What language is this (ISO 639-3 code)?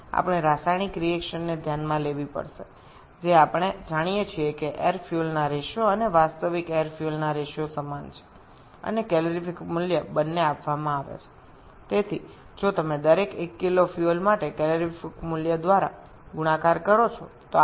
ben